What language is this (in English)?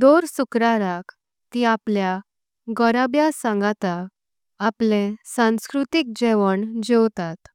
Konkani